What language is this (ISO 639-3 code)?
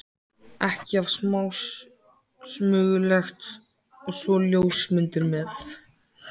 isl